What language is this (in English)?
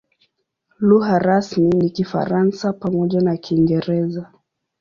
Swahili